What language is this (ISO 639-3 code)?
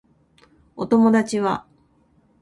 jpn